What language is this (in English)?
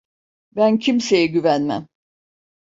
Turkish